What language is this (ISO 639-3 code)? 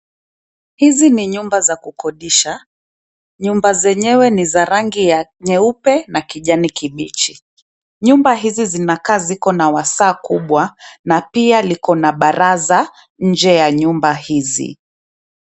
swa